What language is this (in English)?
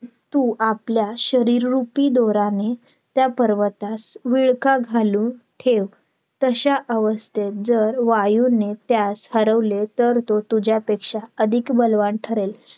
Marathi